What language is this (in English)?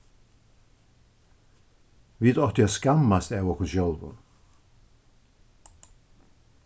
Faroese